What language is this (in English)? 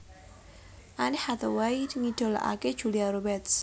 Javanese